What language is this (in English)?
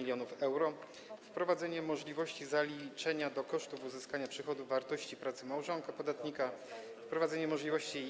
Polish